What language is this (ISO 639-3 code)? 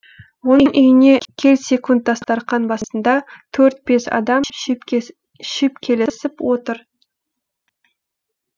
kaz